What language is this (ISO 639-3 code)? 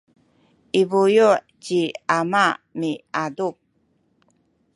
szy